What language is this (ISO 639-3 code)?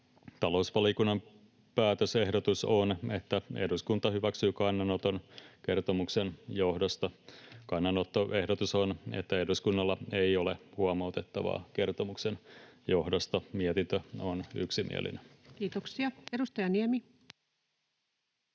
fin